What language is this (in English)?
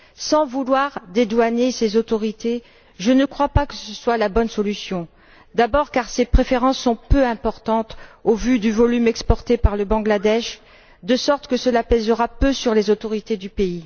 French